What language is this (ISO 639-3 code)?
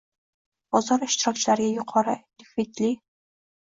uzb